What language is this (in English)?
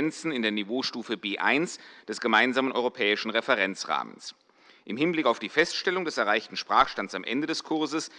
German